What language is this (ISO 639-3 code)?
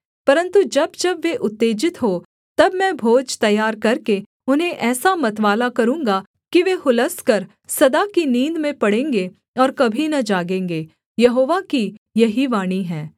hin